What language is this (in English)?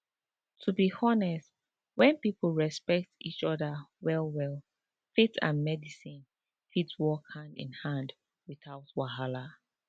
Nigerian Pidgin